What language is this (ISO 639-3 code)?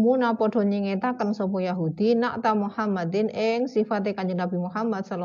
ind